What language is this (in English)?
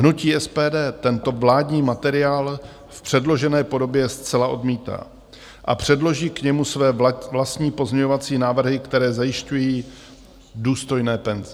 Czech